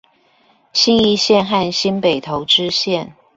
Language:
Chinese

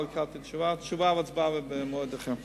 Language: Hebrew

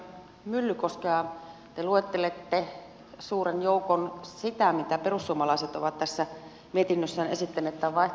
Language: Finnish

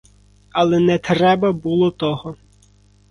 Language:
Ukrainian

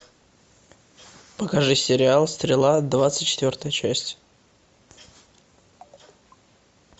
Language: Russian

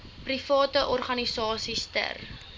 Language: Afrikaans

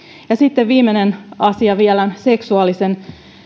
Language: Finnish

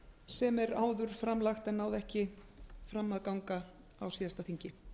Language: Icelandic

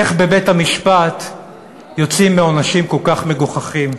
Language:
Hebrew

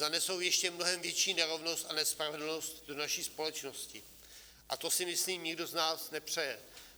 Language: Czech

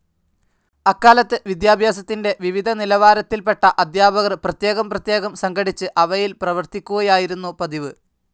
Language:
Malayalam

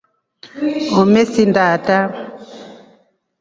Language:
Rombo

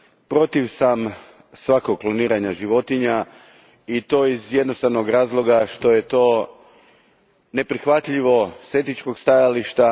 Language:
Croatian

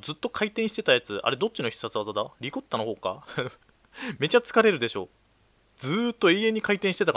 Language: Japanese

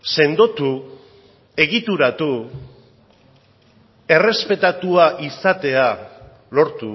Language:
Basque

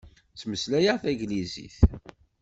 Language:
Kabyle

